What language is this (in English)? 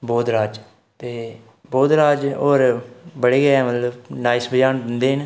Dogri